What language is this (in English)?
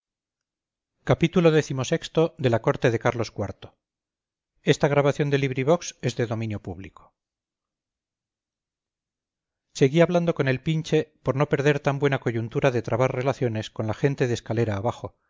Spanish